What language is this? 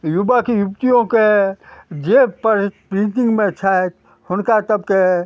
Maithili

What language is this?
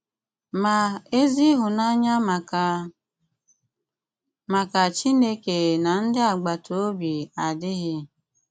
Igbo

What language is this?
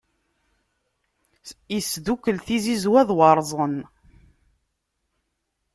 Kabyle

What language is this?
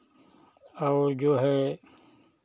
Hindi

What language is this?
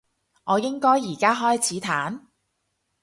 Cantonese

